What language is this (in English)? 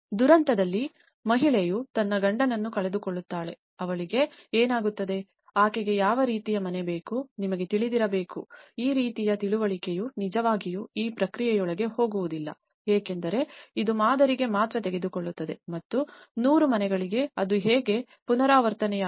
Kannada